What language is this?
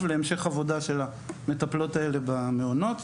Hebrew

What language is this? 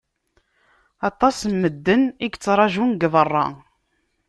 Kabyle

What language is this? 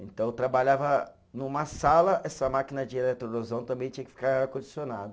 Portuguese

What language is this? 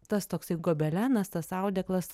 Lithuanian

